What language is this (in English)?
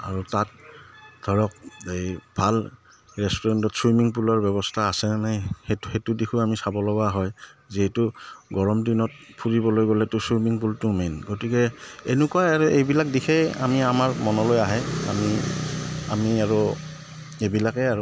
Assamese